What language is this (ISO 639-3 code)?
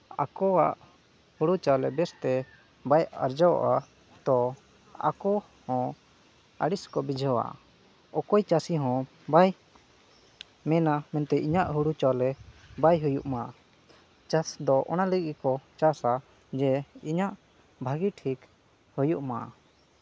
sat